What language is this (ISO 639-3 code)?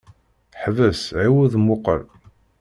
kab